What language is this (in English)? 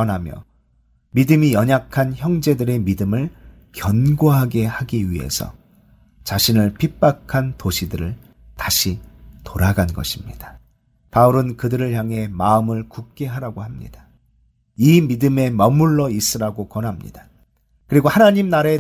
Korean